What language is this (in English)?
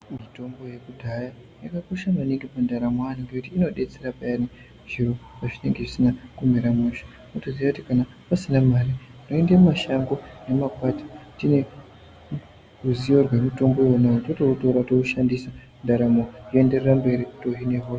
Ndau